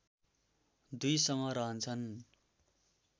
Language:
Nepali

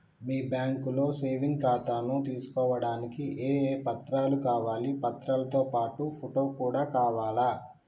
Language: Telugu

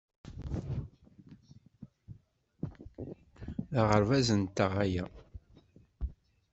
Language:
Kabyle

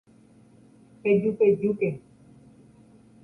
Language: Guarani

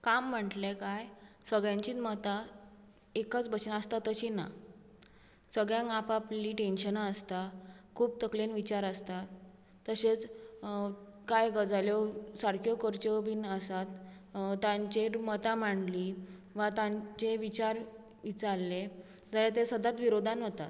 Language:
Konkani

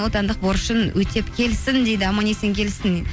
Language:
Kazakh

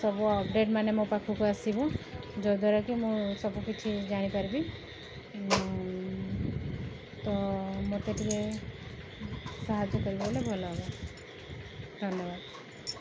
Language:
Odia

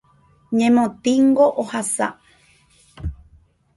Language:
Guarani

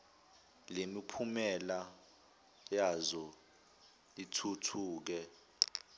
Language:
Zulu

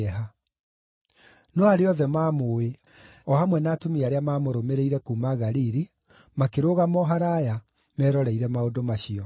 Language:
Kikuyu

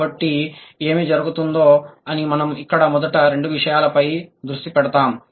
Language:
Telugu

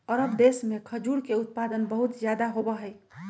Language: Magahi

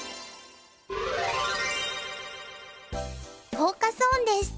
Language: Japanese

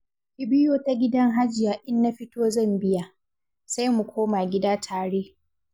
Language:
Hausa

